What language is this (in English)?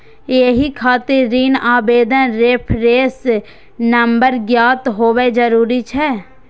Maithili